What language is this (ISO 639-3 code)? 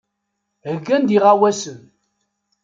kab